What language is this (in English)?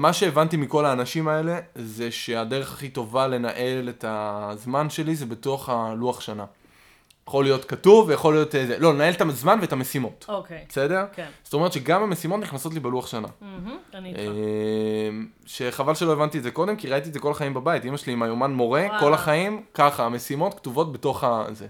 Hebrew